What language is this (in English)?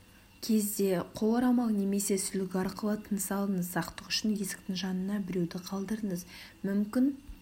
Kazakh